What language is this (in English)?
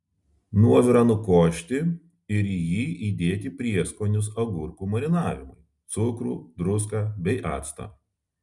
Lithuanian